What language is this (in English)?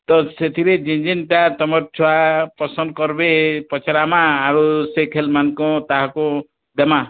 Odia